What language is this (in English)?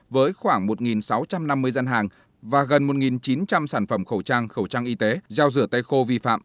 Vietnamese